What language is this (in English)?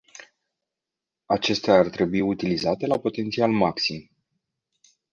Romanian